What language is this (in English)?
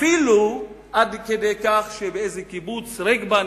Hebrew